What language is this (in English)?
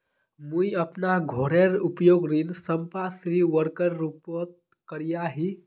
Magahi